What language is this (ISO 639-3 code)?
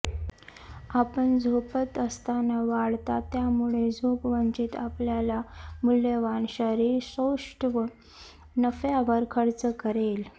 mar